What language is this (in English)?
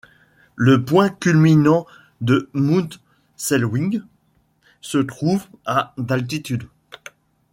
French